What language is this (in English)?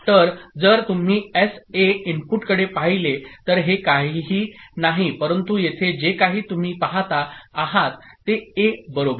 Marathi